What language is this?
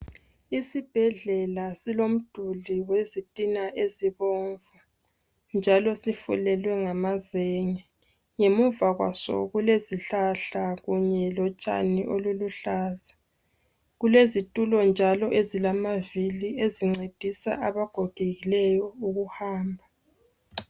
North Ndebele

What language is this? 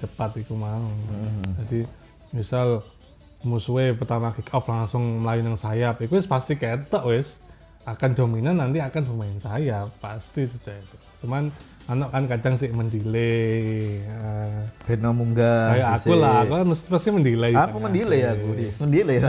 Indonesian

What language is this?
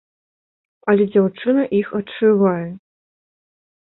Belarusian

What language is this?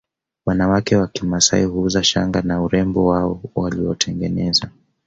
Swahili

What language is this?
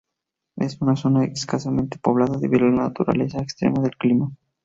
Spanish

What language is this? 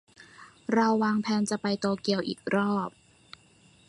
Thai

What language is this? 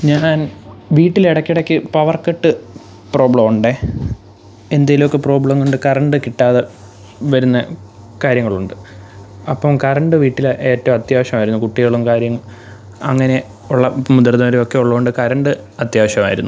Malayalam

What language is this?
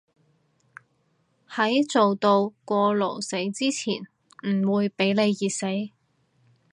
Cantonese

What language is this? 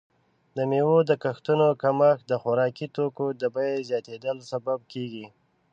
Pashto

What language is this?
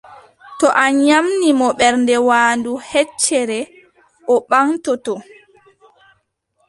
Adamawa Fulfulde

